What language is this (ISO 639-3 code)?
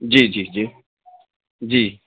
urd